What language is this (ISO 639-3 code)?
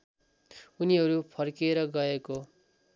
nep